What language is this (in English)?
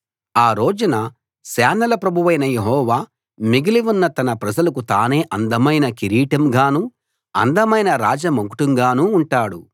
Telugu